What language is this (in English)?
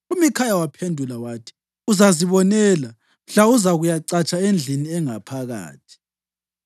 North Ndebele